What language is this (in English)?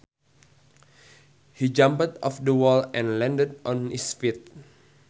Sundanese